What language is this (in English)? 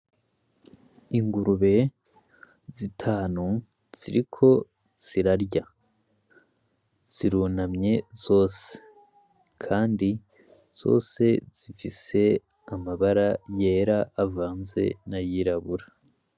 Rundi